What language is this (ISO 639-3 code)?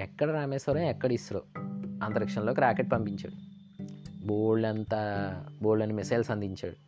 tel